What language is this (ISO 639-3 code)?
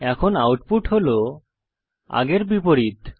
ben